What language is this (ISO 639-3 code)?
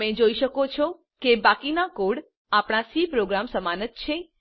guj